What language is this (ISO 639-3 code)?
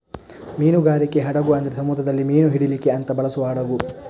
kan